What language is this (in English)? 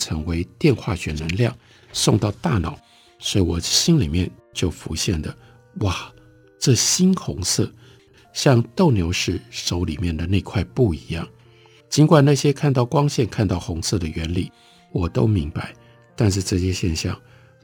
Chinese